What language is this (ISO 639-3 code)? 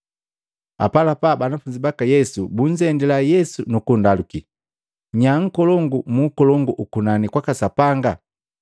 mgv